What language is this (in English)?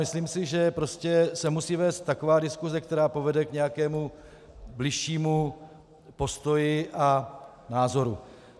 Czech